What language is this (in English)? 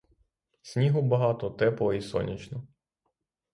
Ukrainian